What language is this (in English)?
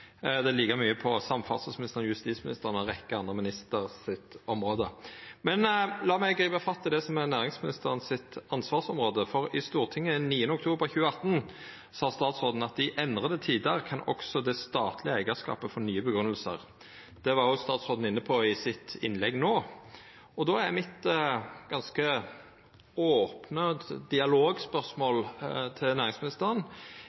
Norwegian Nynorsk